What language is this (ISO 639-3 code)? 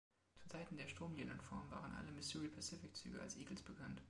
deu